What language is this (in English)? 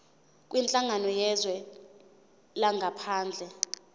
Zulu